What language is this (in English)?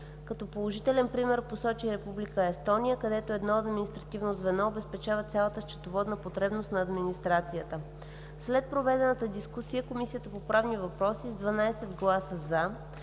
Bulgarian